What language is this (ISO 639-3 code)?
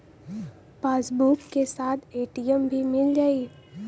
bho